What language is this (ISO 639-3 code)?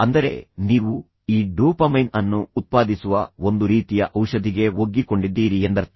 kan